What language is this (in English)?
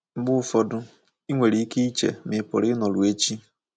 Igbo